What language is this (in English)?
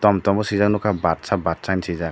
Kok Borok